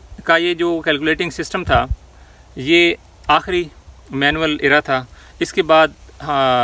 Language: Urdu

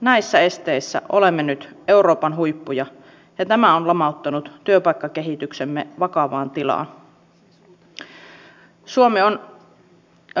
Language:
Finnish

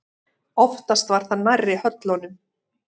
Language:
Icelandic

